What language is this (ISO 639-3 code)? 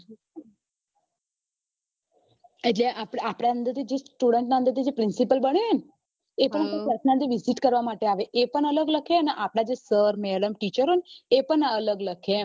guj